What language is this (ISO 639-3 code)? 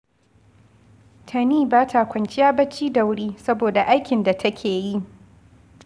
hau